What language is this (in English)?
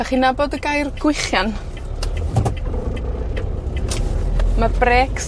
Welsh